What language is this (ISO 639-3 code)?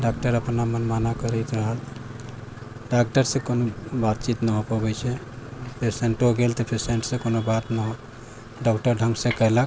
mai